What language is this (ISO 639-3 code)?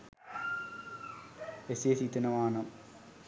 sin